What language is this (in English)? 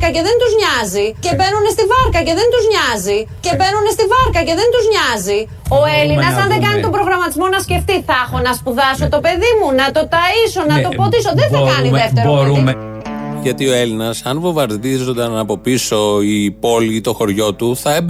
Greek